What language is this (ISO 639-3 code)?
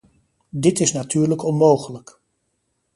nld